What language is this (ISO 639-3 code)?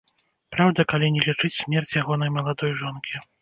bel